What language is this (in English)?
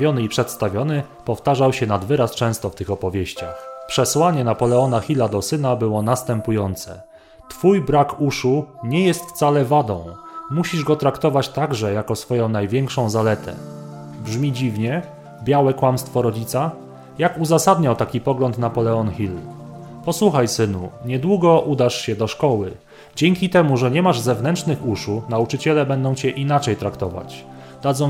Polish